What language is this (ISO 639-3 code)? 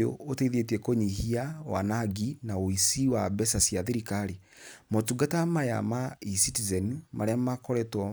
kik